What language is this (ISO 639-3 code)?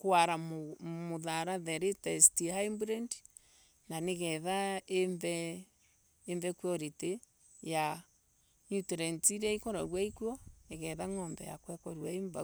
ebu